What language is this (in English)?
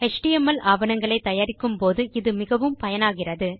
Tamil